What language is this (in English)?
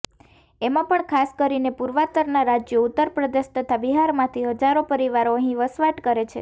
Gujarati